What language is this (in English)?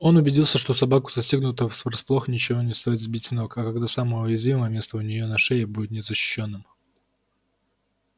Russian